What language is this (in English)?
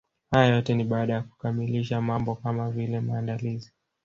Swahili